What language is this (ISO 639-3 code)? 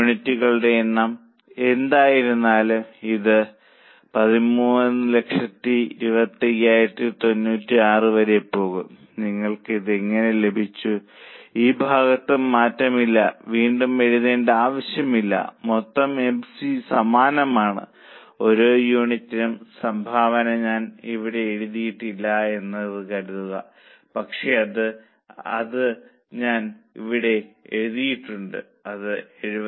mal